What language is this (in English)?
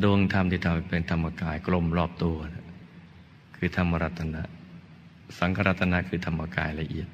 Thai